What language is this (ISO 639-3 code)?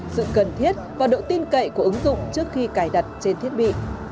vie